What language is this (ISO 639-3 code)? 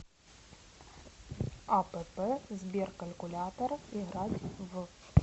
rus